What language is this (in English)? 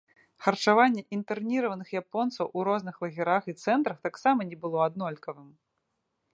Belarusian